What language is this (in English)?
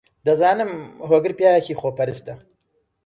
Central Kurdish